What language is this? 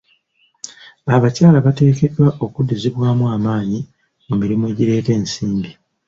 Ganda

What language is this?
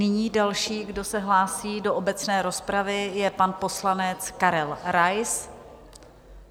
Czech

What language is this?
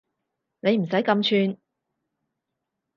Cantonese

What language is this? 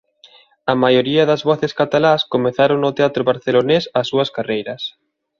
Galician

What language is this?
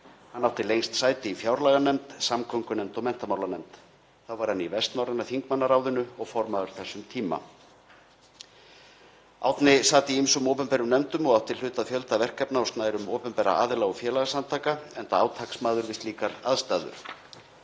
Icelandic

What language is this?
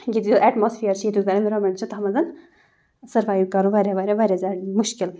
Kashmiri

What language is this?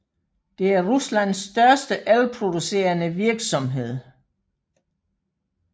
Danish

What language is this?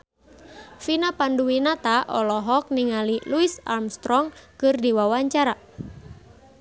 Sundanese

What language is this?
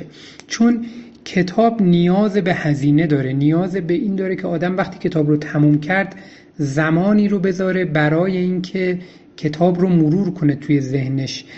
Persian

